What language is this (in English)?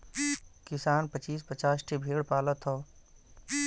Bhojpuri